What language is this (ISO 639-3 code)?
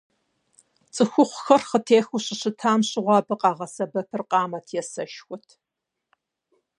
kbd